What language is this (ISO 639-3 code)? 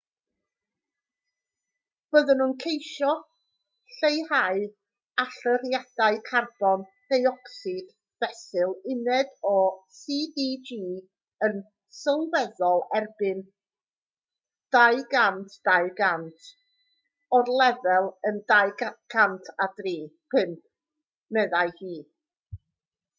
cym